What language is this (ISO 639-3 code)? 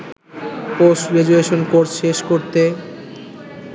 ben